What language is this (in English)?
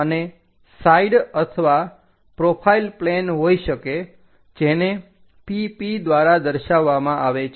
Gujarati